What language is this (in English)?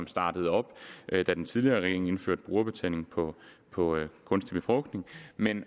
Danish